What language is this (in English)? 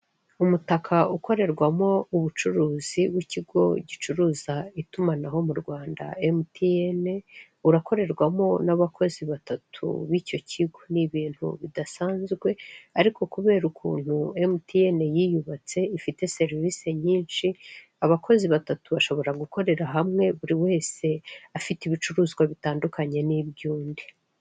Kinyarwanda